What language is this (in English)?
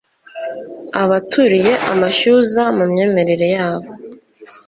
Kinyarwanda